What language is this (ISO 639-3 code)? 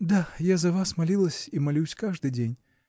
rus